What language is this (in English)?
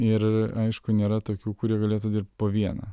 Lithuanian